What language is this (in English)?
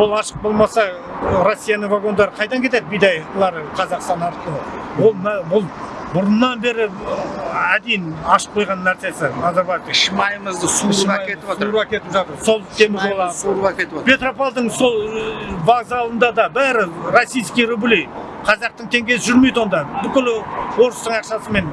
Turkish